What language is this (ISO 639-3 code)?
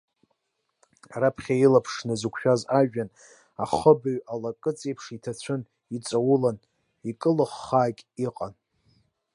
abk